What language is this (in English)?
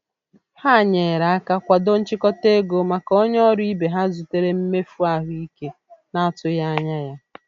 Igbo